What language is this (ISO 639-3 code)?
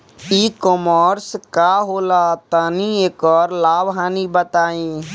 bho